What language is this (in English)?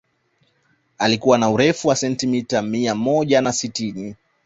Swahili